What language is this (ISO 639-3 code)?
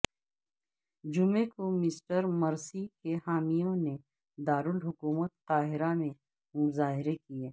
urd